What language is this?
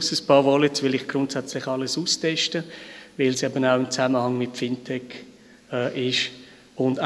German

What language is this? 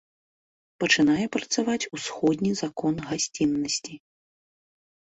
Belarusian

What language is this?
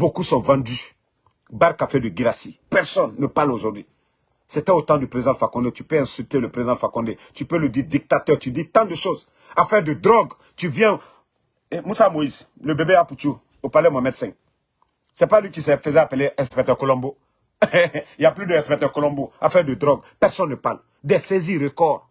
French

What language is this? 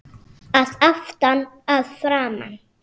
Icelandic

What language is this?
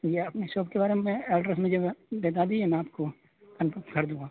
Urdu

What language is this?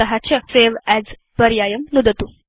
Sanskrit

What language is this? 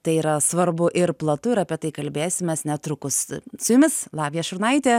Lithuanian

